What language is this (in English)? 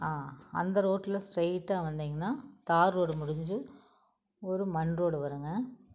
Tamil